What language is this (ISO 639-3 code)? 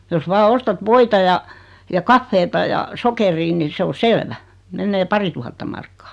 fin